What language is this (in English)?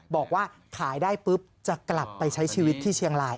Thai